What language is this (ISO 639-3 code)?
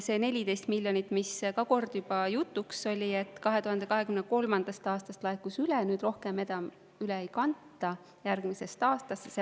est